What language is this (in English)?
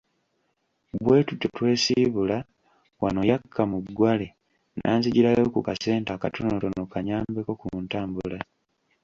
Ganda